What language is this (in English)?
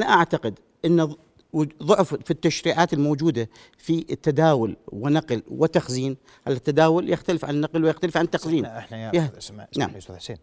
Arabic